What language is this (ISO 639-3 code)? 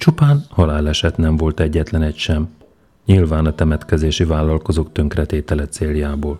hun